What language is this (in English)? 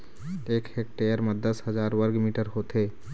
Chhattisgarhi